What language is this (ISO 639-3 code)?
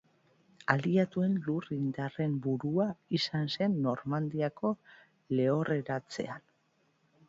eus